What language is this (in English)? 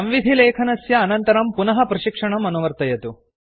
Sanskrit